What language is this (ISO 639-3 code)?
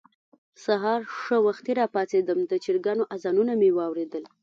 pus